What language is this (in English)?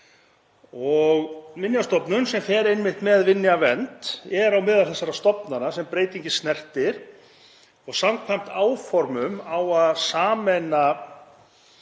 Icelandic